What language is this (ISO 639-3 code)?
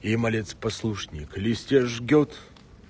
rus